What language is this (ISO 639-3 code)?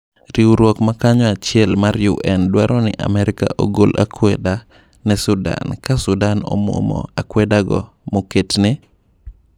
luo